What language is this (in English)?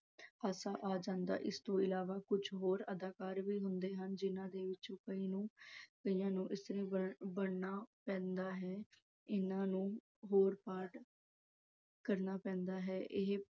Punjabi